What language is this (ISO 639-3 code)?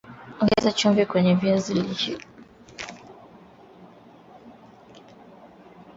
swa